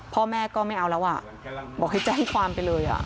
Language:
Thai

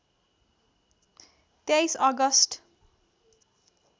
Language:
Nepali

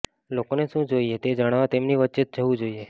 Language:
Gujarati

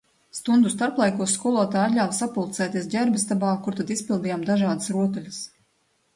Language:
Latvian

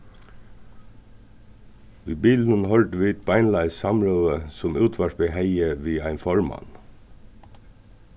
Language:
Faroese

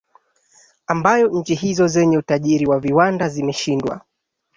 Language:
Swahili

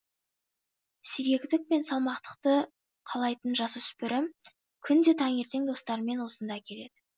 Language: Kazakh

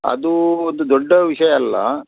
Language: Kannada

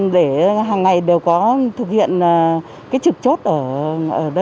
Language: Vietnamese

